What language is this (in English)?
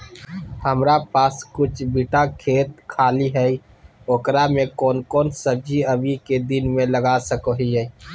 Magahi